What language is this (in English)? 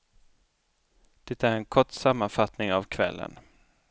Swedish